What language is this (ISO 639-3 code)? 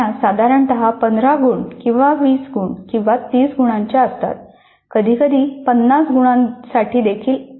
mar